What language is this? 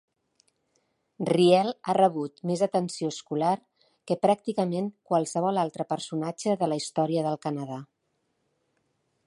Catalan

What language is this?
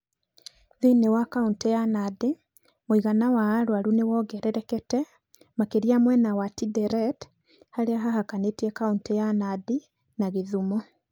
Kikuyu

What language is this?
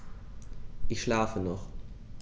German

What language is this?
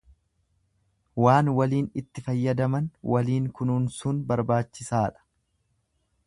Oromo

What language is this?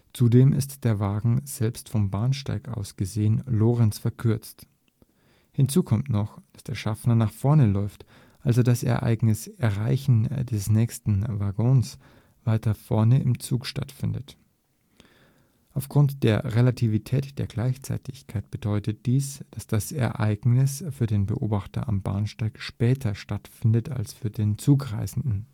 German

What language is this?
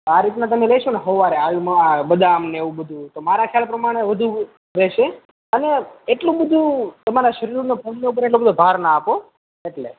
Gujarati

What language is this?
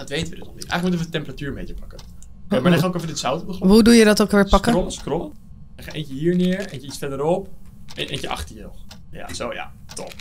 Dutch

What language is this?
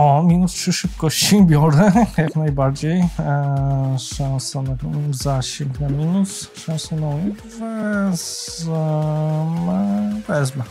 Polish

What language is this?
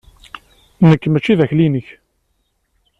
Kabyle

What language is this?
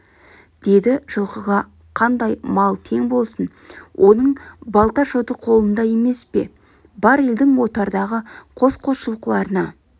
Kazakh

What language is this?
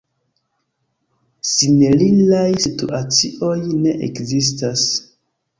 Esperanto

